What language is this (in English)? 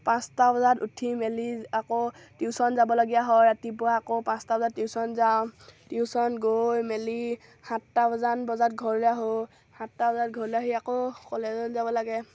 Assamese